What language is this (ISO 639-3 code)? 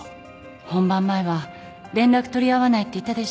jpn